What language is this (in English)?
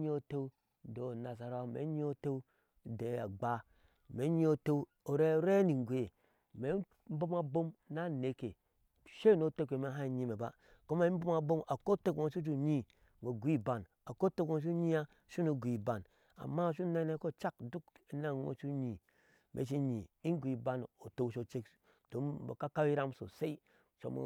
Ashe